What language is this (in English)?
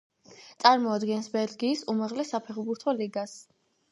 Georgian